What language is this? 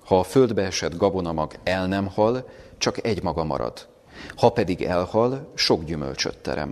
Hungarian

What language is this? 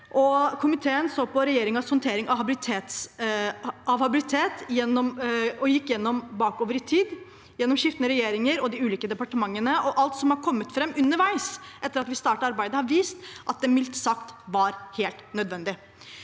Norwegian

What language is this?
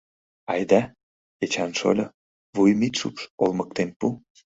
Mari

